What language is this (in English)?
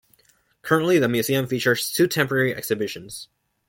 English